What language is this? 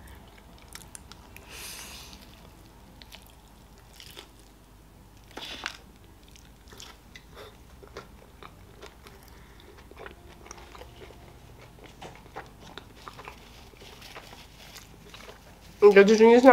Russian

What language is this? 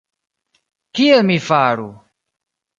Esperanto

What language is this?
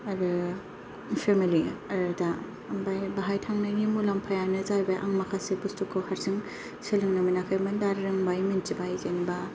Bodo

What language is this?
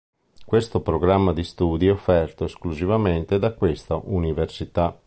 Italian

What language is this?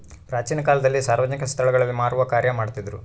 Kannada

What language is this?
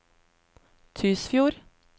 Norwegian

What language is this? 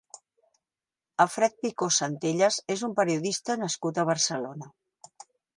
Catalan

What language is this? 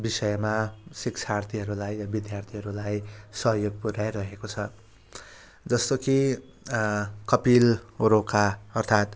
Nepali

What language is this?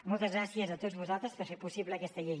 Catalan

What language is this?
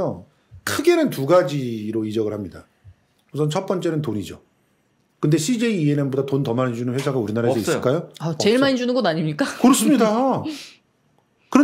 Korean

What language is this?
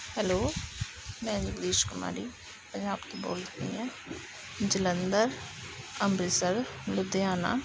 Punjabi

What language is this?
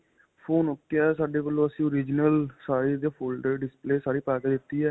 Punjabi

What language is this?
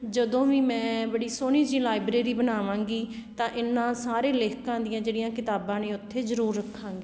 Punjabi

